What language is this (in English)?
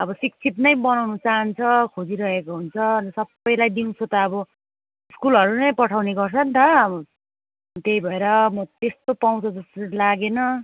Nepali